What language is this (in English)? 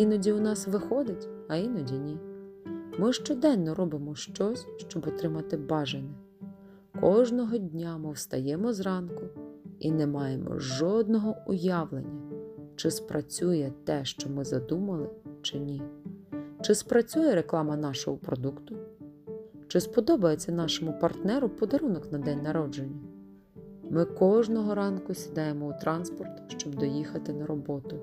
Ukrainian